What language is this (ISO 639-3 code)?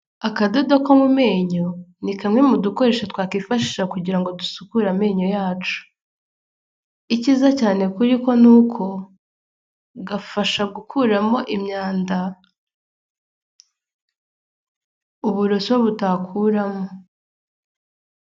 kin